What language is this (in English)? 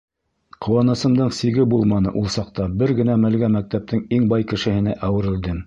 Bashkir